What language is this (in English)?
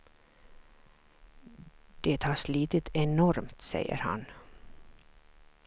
Swedish